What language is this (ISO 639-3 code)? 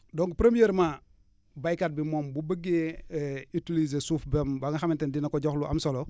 wol